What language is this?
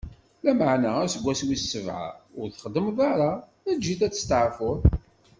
Kabyle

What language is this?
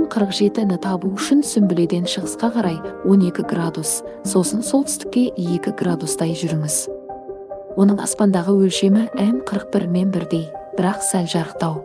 Arabic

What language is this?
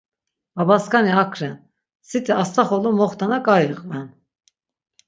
Laz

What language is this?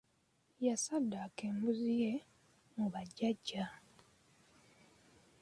Ganda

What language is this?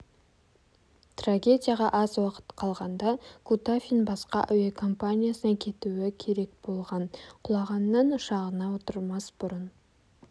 Kazakh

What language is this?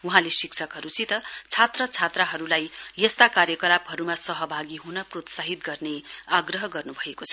Nepali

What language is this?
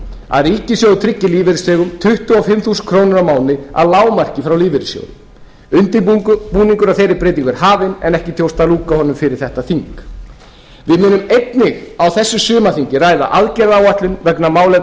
Icelandic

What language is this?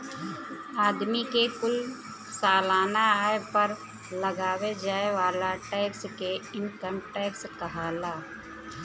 Bhojpuri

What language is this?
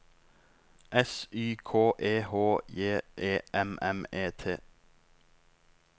Norwegian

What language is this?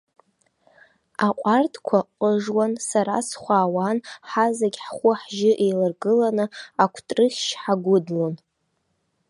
Abkhazian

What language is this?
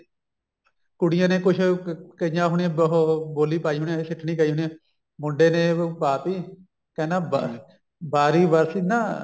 Punjabi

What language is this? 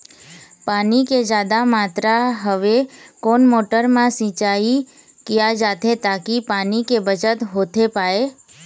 Chhattisgarhi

